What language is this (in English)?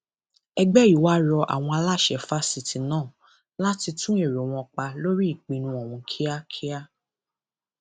Yoruba